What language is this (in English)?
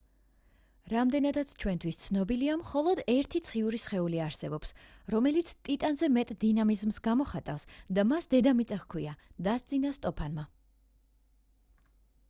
Georgian